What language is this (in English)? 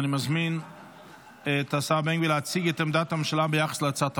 Hebrew